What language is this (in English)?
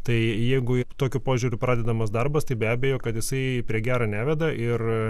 Lithuanian